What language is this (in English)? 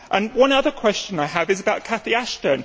English